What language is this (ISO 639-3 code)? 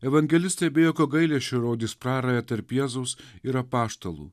lit